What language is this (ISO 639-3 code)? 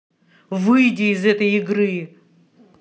rus